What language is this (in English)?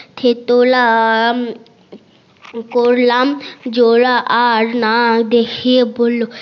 Bangla